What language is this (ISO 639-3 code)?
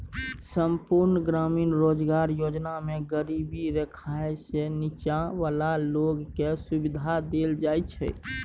mai